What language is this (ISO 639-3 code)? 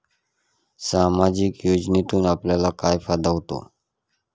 mar